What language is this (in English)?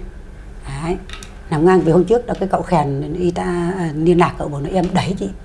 Vietnamese